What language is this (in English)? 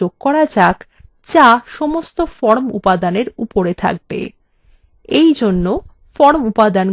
Bangla